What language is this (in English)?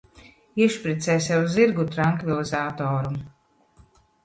Latvian